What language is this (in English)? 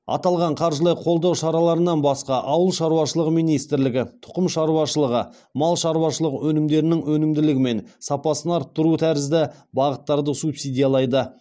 Kazakh